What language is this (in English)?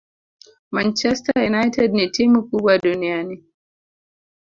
Swahili